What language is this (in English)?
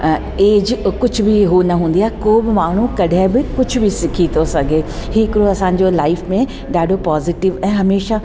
Sindhi